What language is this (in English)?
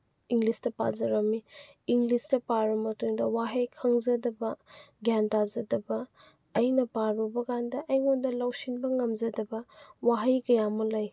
Manipuri